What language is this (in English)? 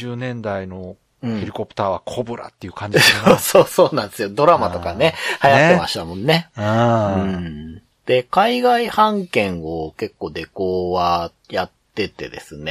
Japanese